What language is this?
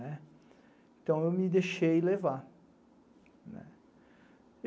Portuguese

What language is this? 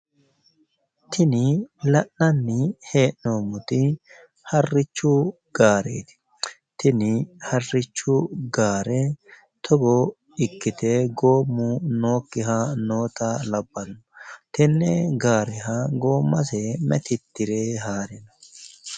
Sidamo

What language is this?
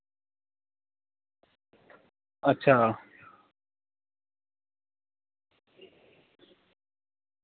Dogri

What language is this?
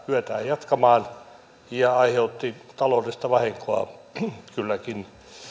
Finnish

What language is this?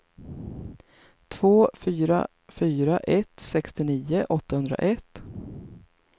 Swedish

